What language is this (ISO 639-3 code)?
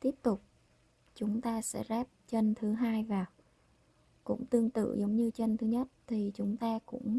vie